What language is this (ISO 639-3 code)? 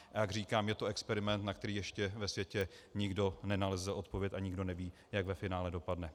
ces